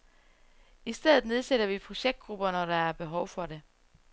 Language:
Danish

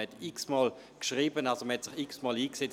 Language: Swiss German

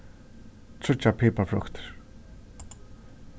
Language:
Faroese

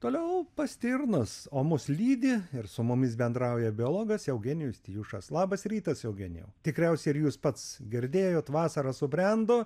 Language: Lithuanian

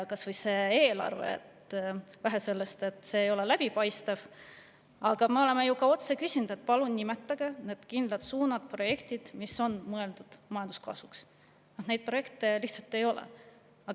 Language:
Estonian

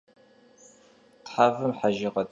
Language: Kabardian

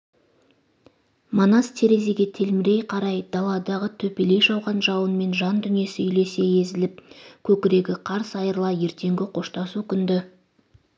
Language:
Kazakh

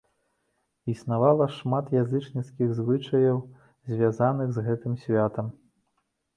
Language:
Belarusian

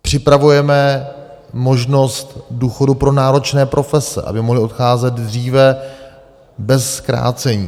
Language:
Czech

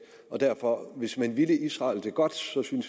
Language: Danish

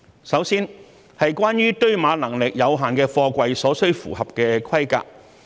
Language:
Cantonese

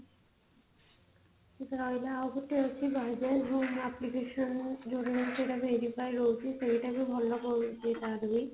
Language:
Odia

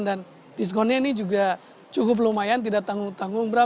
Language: Indonesian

